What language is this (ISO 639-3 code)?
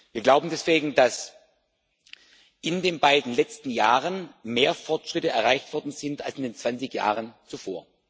deu